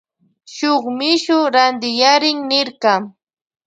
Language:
Loja Highland Quichua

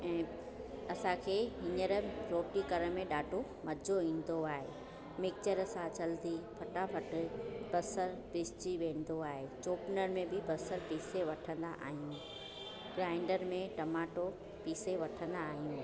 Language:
Sindhi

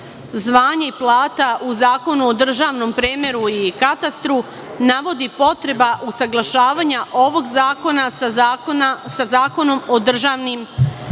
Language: Serbian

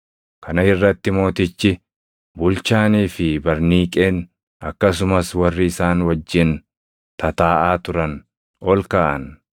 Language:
Oromo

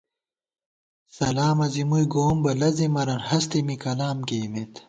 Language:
Gawar-Bati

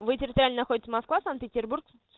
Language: Russian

